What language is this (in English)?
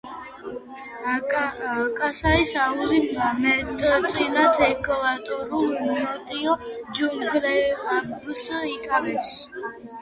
Georgian